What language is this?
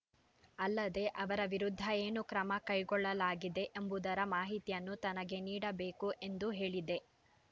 Kannada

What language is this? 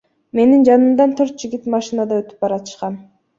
Kyrgyz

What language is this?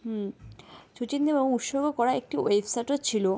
Bangla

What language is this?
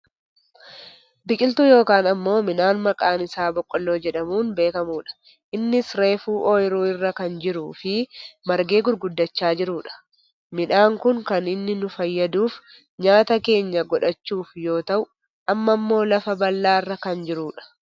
Oromo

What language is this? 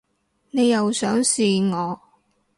Cantonese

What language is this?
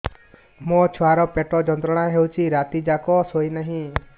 Odia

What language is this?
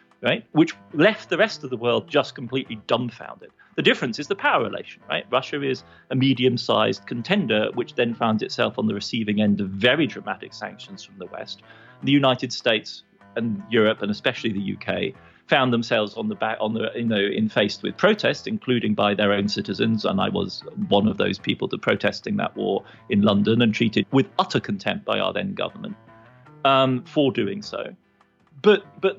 Danish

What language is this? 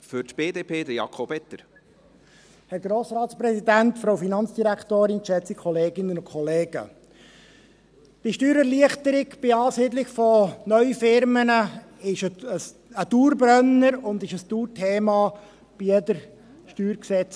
Swiss German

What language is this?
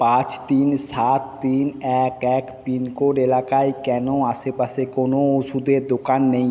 Bangla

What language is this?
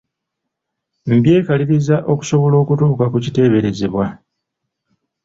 Ganda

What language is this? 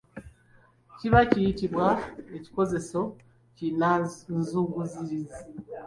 Ganda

